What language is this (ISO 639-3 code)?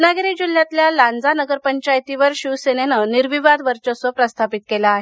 mar